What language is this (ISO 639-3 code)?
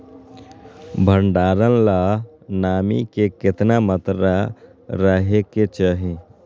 mag